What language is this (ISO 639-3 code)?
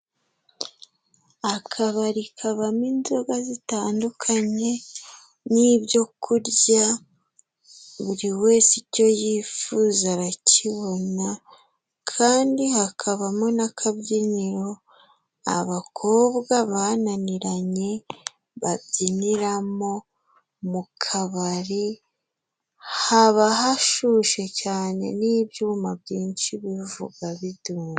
kin